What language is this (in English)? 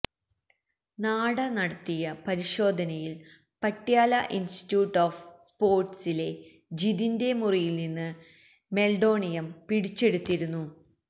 Malayalam